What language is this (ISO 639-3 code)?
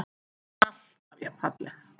isl